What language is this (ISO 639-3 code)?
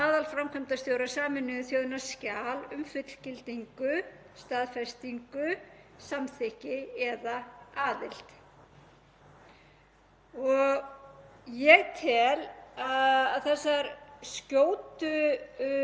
isl